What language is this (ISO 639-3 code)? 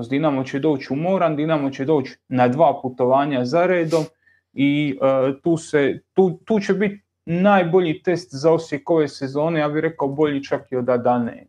hrv